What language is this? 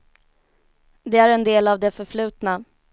Swedish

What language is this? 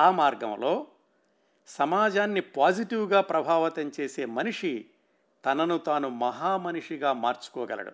Telugu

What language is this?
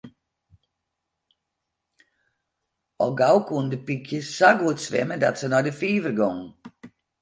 Western Frisian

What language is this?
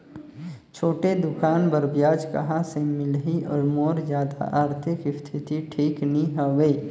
Chhattisgarhi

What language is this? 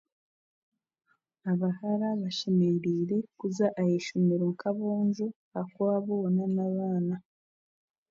Chiga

